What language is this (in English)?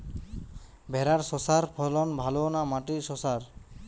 Bangla